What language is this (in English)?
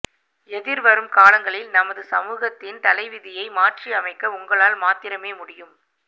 Tamil